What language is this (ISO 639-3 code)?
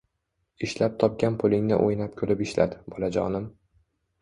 uzb